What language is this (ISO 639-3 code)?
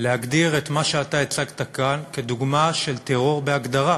heb